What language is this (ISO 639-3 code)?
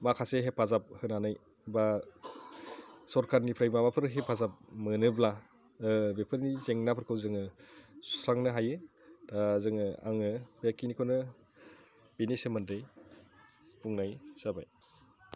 brx